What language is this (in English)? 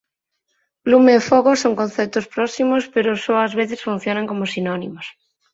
Galician